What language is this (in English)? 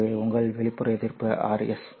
Tamil